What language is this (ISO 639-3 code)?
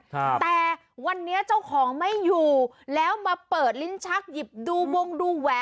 tha